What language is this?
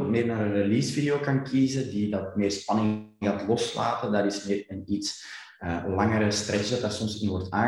Dutch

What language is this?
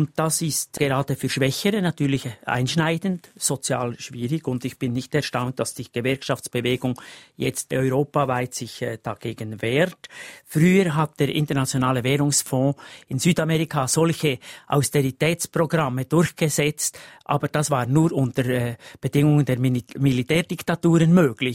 German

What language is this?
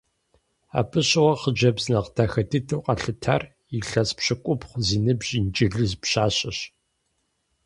Kabardian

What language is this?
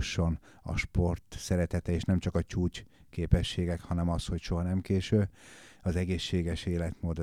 Hungarian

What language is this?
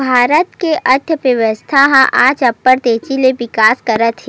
Chhattisgarhi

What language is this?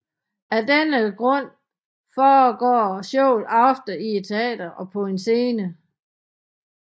Danish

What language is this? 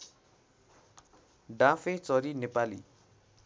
Nepali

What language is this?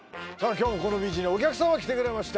Japanese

